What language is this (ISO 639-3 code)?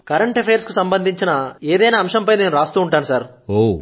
tel